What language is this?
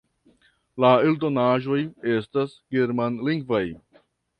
Esperanto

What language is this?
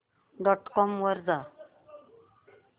Marathi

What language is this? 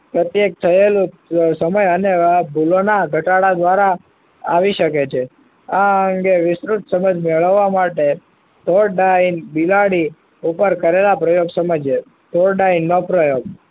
Gujarati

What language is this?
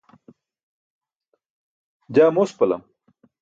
Burushaski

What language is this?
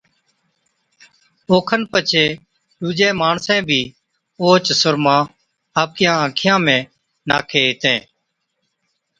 Od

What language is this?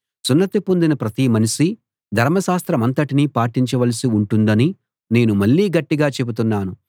Telugu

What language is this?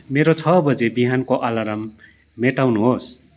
Nepali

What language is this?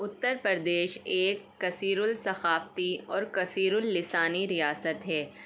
Urdu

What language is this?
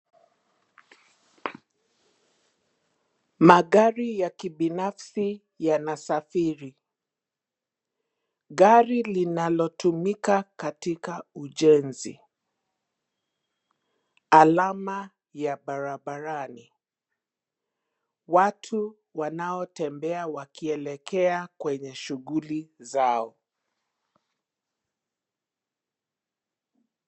Swahili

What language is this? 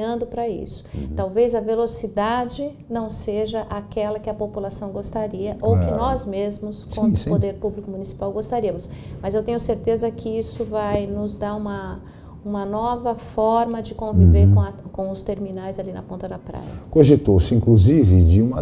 Portuguese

